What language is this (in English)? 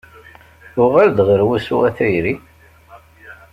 Kabyle